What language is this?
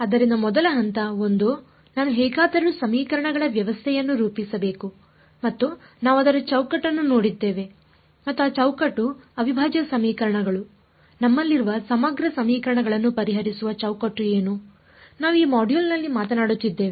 Kannada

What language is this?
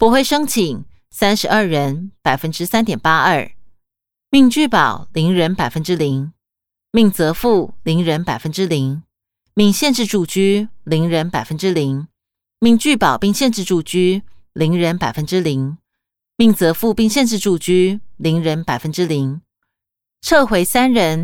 Chinese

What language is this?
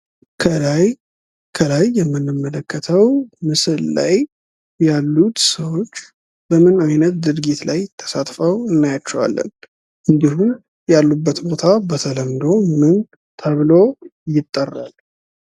Amharic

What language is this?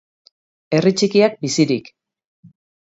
Basque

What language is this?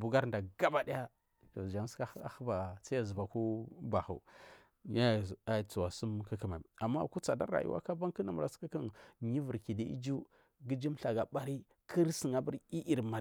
Marghi South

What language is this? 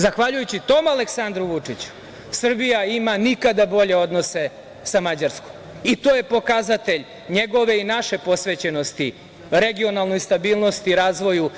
Serbian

